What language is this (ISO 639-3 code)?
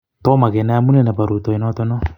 kln